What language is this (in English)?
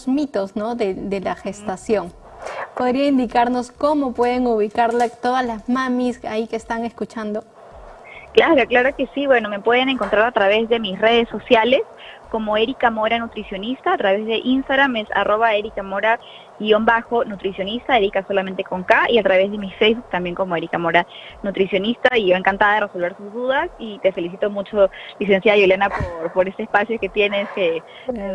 Spanish